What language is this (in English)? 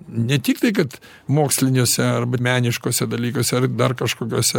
Lithuanian